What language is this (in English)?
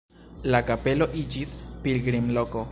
Esperanto